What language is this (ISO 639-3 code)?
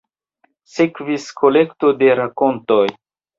epo